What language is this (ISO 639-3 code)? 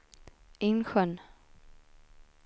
swe